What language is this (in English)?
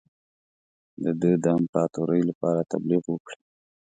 Pashto